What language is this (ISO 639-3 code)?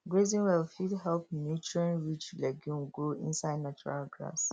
pcm